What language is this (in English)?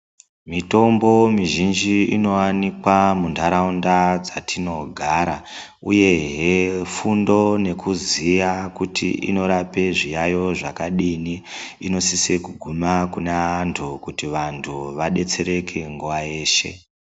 Ndau